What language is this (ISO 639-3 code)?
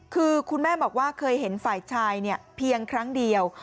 tha